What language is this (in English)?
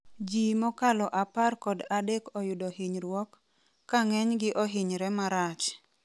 Luo (Kenya and Tanzania)